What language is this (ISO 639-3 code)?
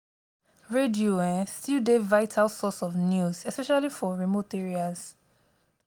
pcm